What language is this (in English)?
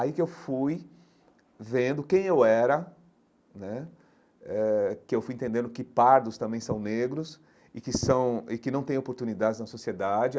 Portuguese